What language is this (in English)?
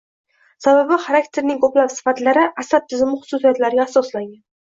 Uzbek